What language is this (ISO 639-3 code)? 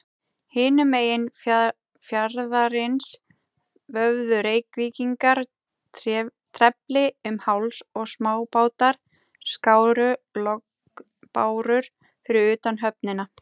isl